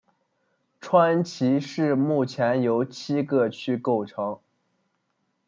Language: Chinese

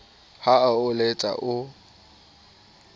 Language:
Southern Sotho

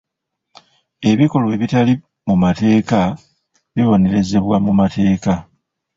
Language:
Ganda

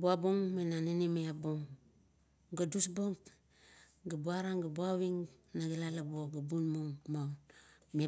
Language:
Kuot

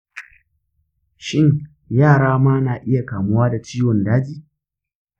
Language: Hausa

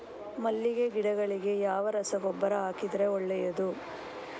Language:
Kannada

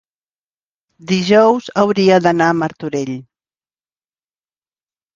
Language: Catalan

